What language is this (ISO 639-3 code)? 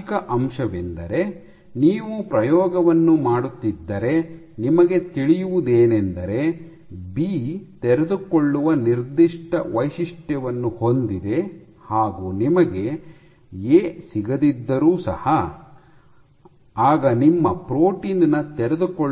kan